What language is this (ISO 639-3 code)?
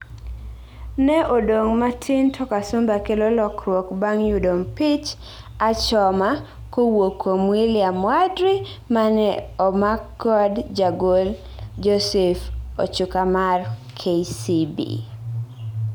luo